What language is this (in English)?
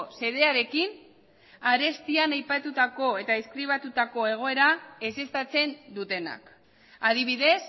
Basque